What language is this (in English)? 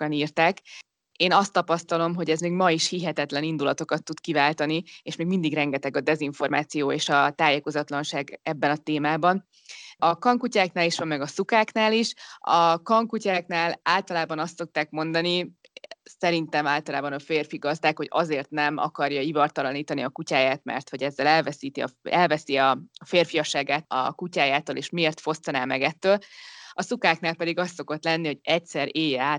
Hungarian